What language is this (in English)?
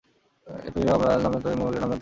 Bangla